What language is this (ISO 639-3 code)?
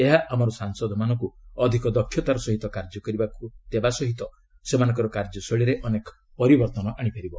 ori